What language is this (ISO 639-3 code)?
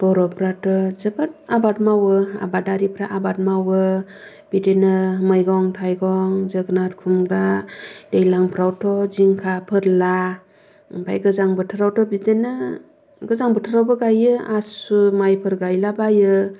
brx